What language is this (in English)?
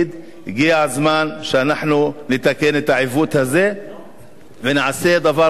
Hebrew